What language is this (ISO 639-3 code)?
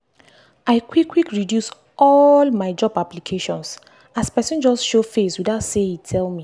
pcm